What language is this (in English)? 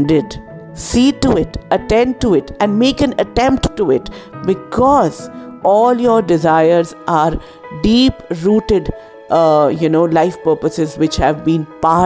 Hindi